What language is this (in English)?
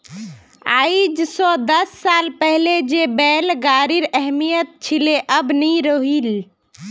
Magahi